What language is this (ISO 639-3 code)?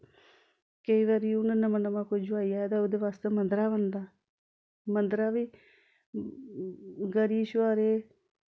doi